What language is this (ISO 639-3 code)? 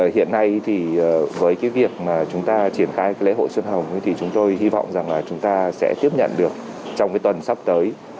vie